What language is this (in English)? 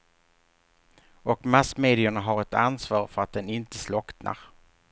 Swedish